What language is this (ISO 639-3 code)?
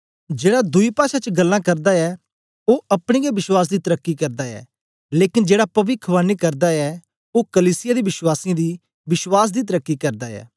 doi